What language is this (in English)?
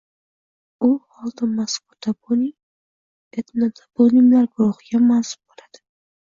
Uzbek